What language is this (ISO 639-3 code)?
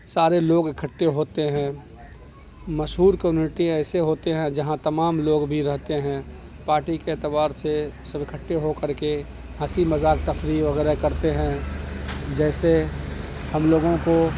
urd